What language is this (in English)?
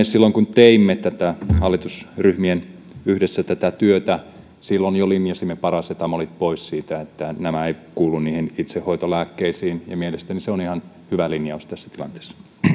Finnish